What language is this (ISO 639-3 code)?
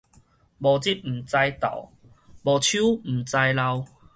nan